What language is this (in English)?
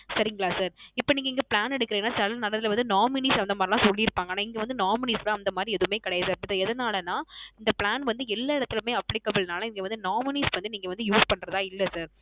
Tamil